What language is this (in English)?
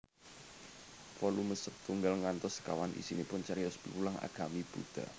Javanese